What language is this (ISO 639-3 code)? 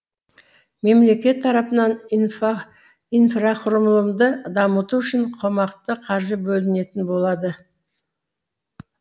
kaz